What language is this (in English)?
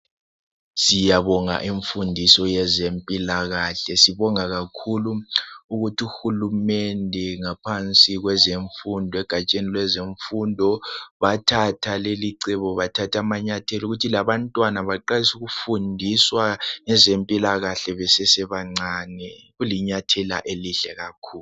North Ndebele